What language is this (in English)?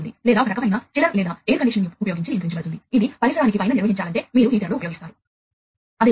Telugu